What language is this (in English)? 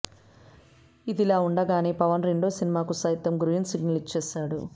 Telugu